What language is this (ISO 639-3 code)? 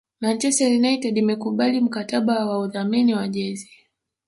swa